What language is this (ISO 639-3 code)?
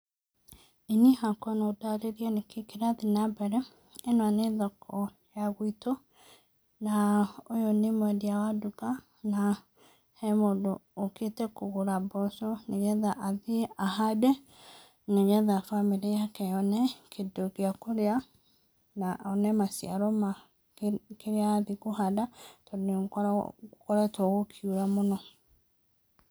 kik